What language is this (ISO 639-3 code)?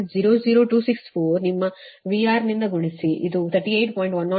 kan